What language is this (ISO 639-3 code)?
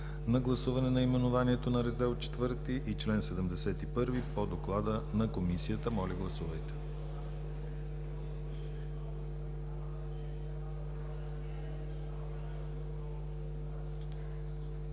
bul